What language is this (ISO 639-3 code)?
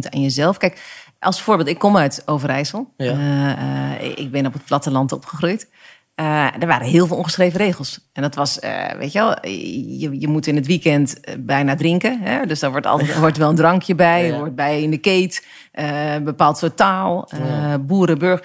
nld